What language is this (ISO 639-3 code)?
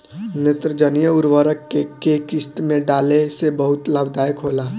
bho